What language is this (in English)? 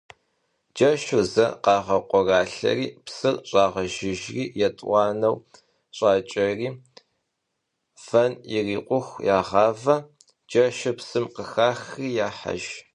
Kabardian